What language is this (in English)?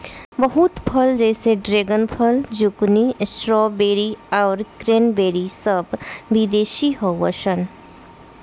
Bhojpuri